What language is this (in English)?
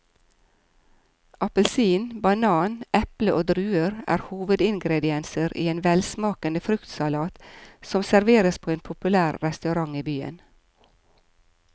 Norwegian